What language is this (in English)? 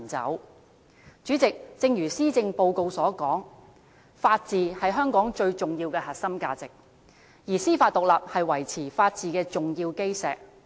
Cantonese